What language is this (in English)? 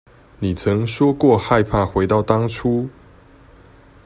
Chinese